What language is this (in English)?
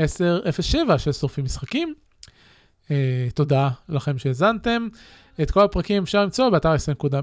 Hebrew